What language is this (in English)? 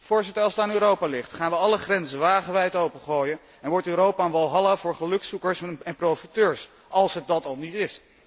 Dutch